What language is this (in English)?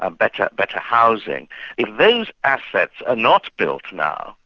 English